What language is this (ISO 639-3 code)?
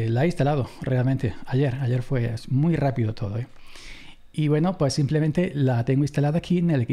spa